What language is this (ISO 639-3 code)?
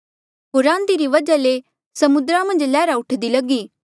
mjl